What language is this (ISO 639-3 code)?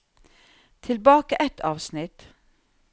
nor